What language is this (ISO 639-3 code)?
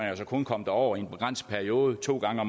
dan